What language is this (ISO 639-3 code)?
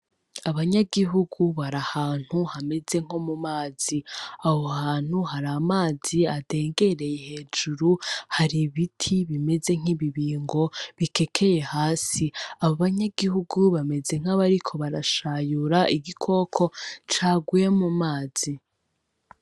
run